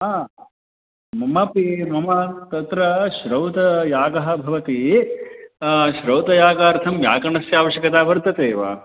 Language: Sanskrit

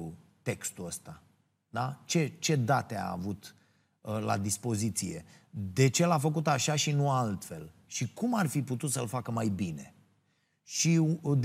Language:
Romanian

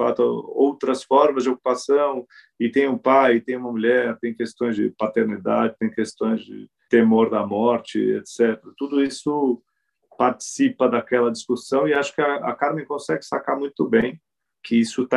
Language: Portuguese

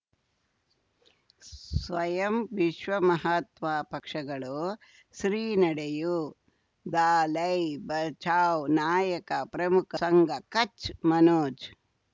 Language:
Kannada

